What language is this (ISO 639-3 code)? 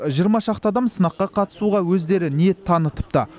kaz